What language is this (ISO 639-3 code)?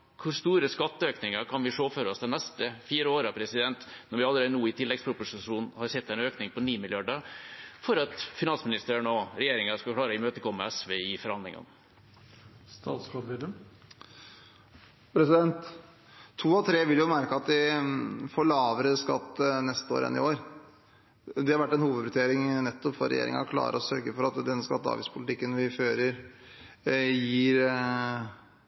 nob